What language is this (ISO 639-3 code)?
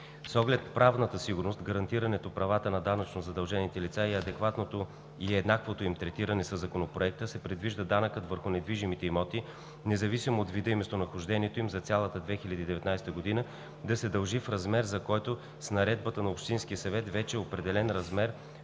bul